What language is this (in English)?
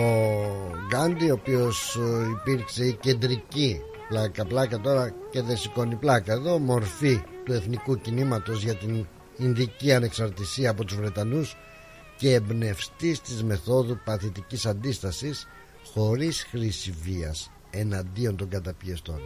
Greek